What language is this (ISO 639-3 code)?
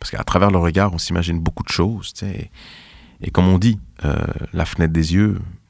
fra